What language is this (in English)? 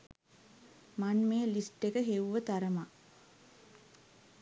Sinhala